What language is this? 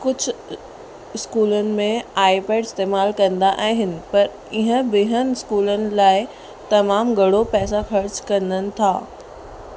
Sindhi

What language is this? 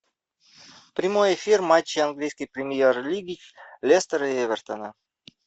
Russian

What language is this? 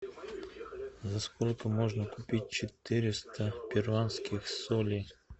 Russian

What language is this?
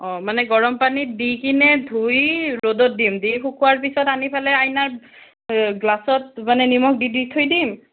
Assamese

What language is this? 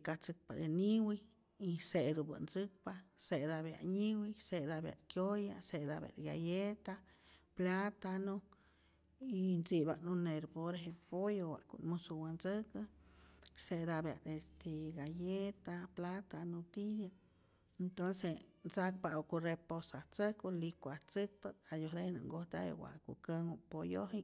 Rayón Zoque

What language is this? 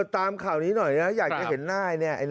Thai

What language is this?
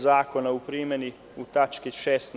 Serbian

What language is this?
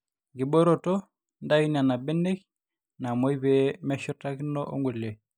Masai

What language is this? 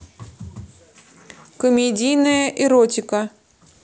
Russian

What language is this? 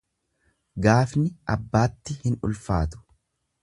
Oromo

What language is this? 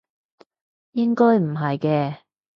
Cantonese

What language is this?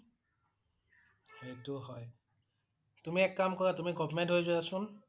Assamese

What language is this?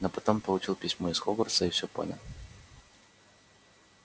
Russian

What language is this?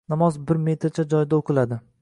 Uzbek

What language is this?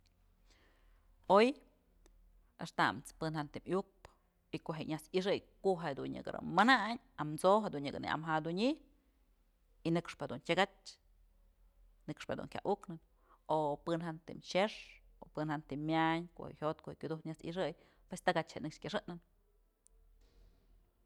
Mazatlán Mixe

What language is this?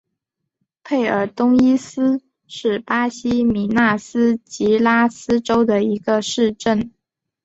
Chinese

